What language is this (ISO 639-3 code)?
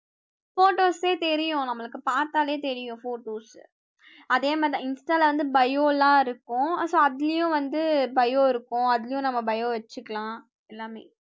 tam